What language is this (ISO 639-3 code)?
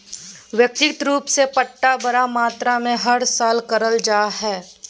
mag